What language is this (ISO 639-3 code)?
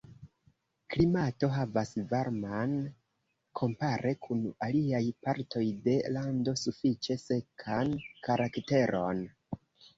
epo